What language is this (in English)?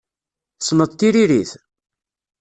Kabyle